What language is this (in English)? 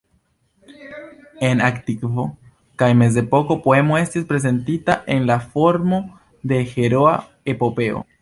Esperanto